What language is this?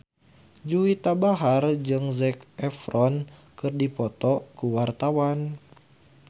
Sundanese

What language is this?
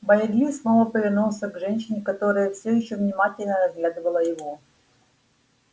Russian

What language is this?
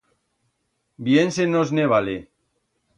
Aragonese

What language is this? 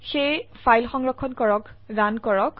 Assamese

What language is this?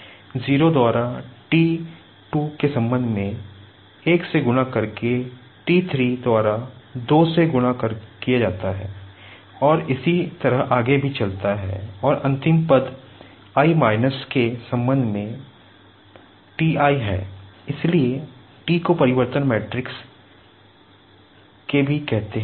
Hindi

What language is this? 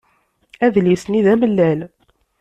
Kabyle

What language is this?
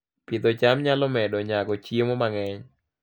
Luo (Kenya and Tanzania)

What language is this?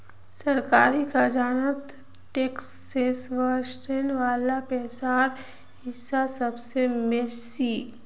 Magahi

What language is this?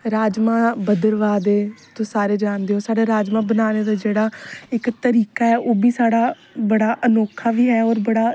Dogri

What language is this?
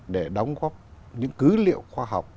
Vietnamese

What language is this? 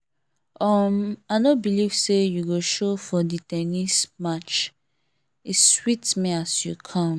Nigerian Pidgin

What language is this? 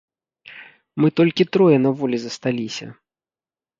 Belarusian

